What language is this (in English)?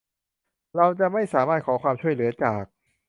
Thai